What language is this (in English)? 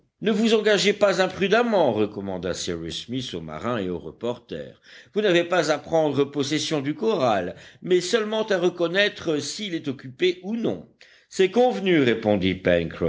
French